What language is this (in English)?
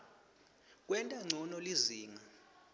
Swati